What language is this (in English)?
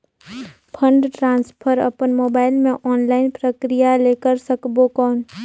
Chhattisgarhi